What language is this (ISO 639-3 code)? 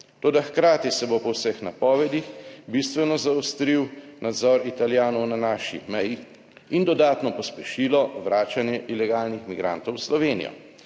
slv